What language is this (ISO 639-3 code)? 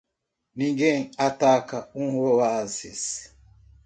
por